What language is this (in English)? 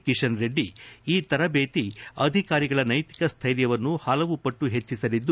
Kannada